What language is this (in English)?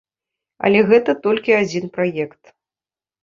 Belarusian